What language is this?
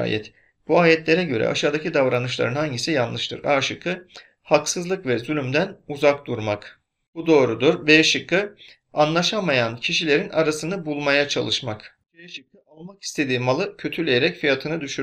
Turkish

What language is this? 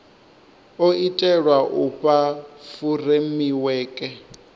Venda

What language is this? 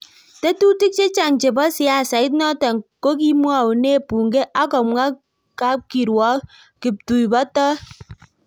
Kalenjin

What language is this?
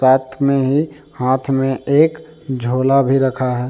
Hindi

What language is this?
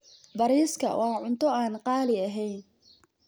Somali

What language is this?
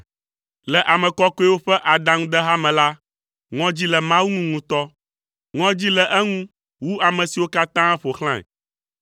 Ewe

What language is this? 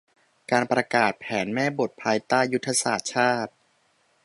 Thai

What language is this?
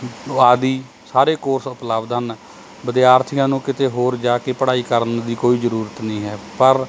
Punjabi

